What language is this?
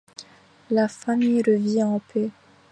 French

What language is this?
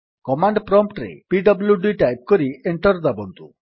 Odia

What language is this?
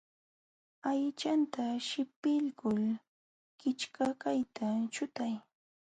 Jauja Wanca Quechua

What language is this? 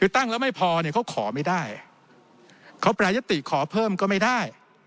Thai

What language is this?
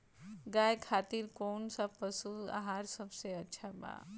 Bhojpuri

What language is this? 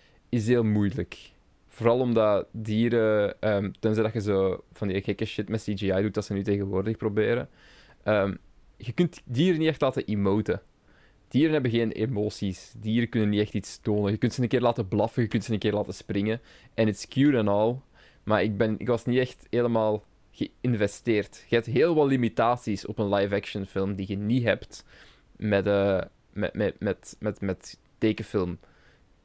Dutch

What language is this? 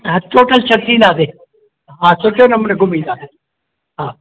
Sindhi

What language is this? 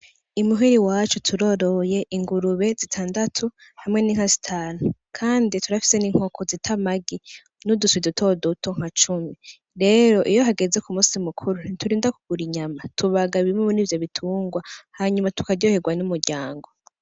Rundi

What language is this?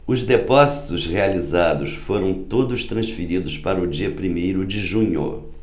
Portuguese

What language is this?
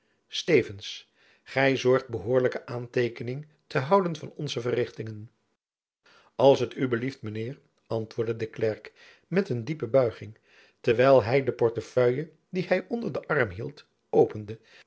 Dutch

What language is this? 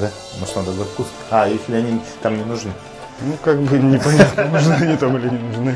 Russian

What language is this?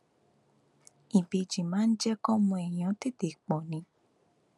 Yoruba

